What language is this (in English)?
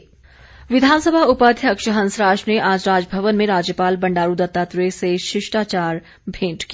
Hindi